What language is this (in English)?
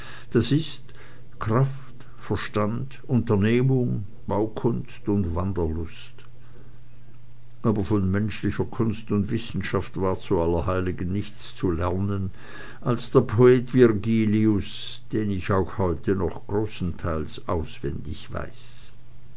German